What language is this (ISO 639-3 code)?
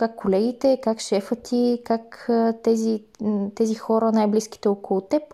bul